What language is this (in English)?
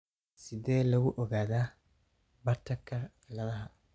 Somali